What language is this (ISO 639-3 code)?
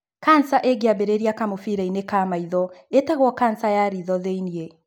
kik